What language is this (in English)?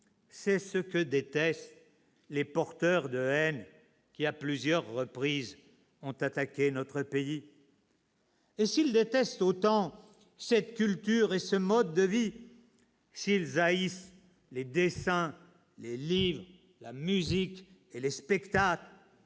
French